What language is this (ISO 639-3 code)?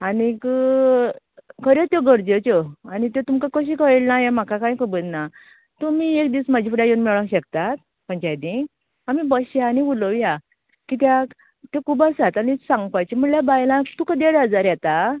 kok